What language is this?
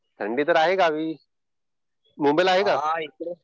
Marathi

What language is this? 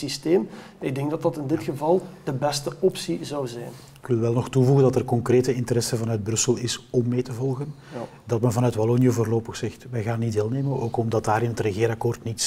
Dutch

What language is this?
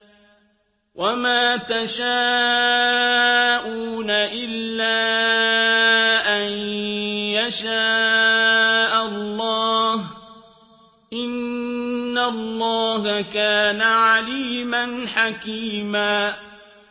Arabic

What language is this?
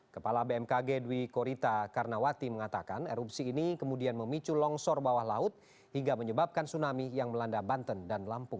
Indonesian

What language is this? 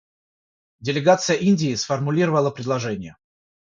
Russian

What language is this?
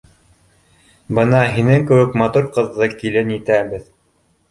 Bashkir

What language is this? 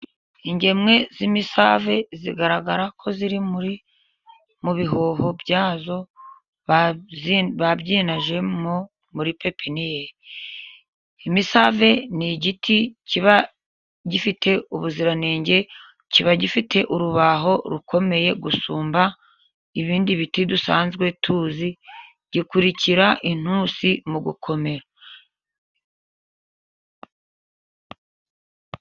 Kinyarwanda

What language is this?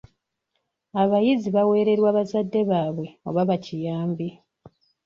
Ganda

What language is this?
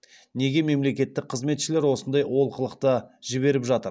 Kazakh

